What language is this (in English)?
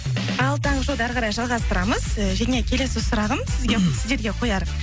Kazakh